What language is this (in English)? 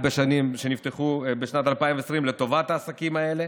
Hebrew